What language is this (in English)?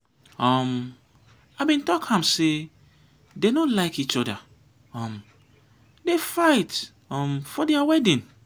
Nigerian Pidgin